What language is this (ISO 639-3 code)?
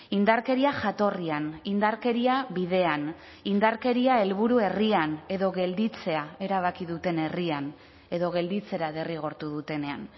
eus